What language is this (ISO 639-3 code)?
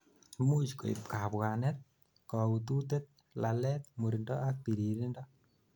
kln